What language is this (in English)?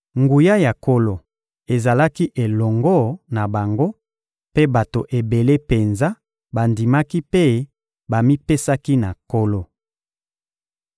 Lingala